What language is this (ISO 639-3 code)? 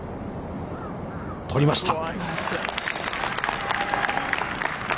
jpn